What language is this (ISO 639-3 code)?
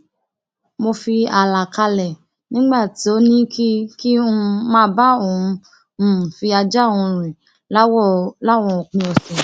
yor